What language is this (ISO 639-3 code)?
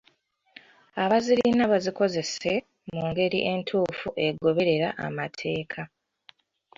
lug